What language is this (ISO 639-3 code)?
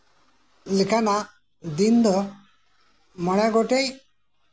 sat